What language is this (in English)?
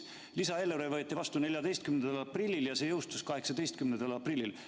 Estonian